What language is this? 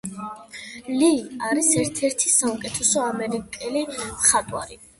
Georgian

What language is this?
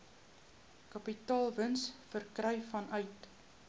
Afrikaans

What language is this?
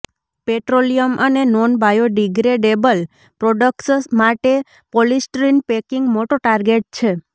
Gujarati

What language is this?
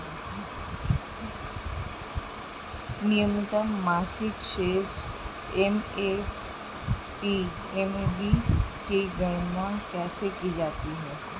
Hindi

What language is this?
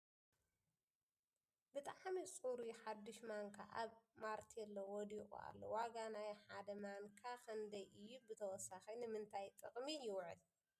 Tigrinya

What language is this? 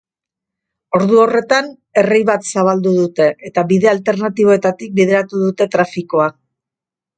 Basque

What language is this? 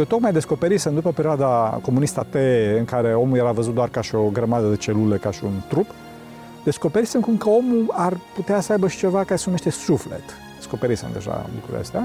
Romanian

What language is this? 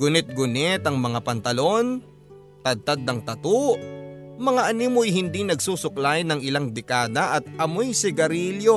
Filipino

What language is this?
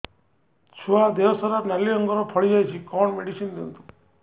Odia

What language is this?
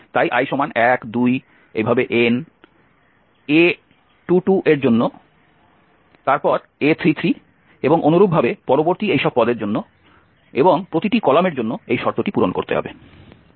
Bangla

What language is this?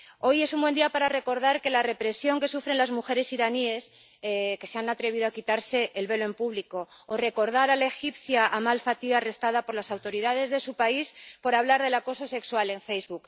Spanish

